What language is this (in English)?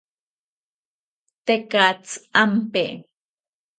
South Ucayali Ashéninka